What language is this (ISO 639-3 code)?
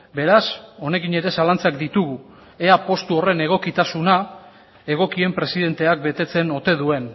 eus